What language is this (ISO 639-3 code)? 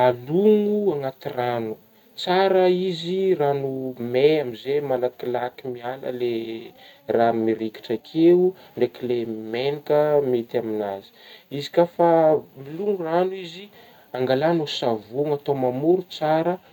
bmm